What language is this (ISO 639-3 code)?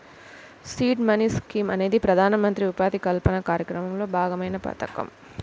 tel